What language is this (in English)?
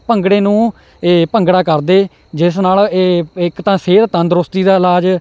Punjabi